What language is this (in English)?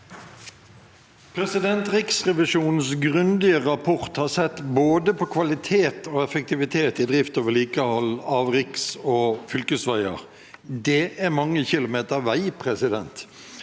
Norwegian